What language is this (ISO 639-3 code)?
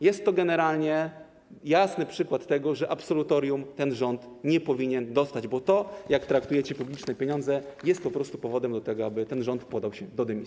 pol